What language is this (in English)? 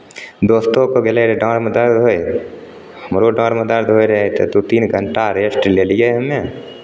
Maithili